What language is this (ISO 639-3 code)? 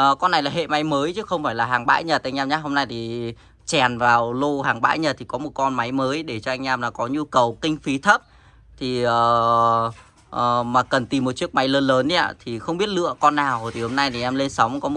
vie